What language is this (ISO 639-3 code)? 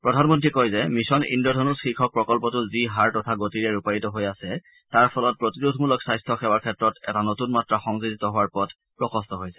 asm